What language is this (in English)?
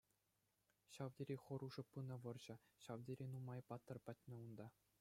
Chuvash